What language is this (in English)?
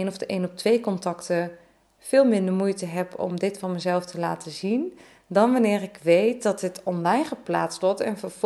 Dutch